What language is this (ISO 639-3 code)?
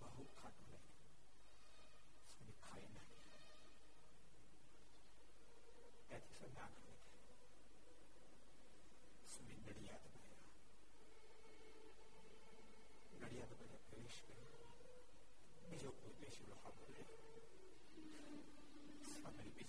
guj